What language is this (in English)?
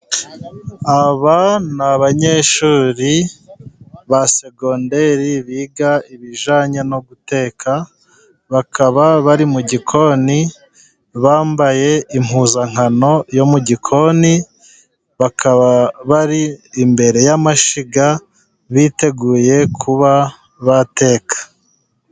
Kinyarwanda